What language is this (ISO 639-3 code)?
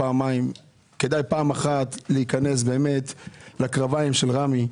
heb